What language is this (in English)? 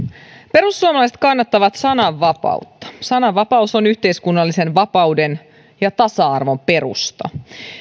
Finnish